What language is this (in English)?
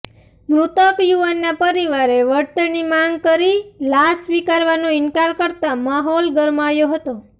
Gujarati